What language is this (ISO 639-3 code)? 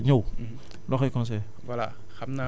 wol